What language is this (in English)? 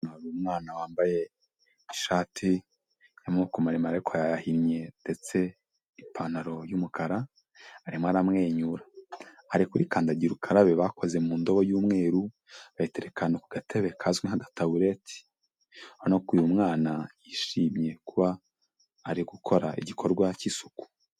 Kinyarwanda